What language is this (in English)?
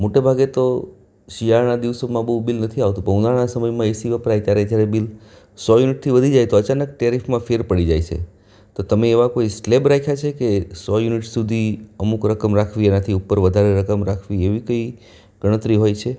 Gujarati